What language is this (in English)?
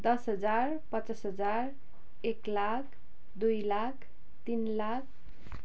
Nepali